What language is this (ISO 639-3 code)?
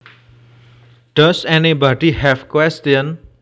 jav